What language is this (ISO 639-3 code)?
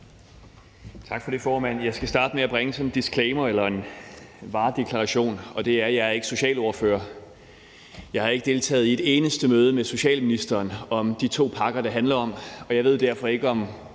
dan